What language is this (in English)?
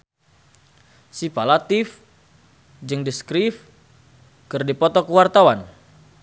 Sundanese